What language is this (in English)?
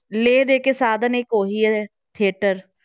Punjabi